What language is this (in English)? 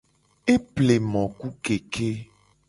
Gen